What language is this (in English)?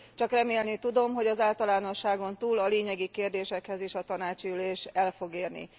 Hungarian